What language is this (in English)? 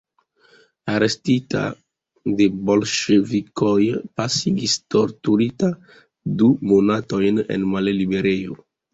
Esperanto